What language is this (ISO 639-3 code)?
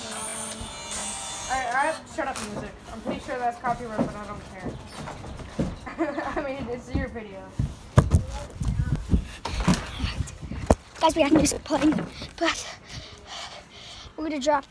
eng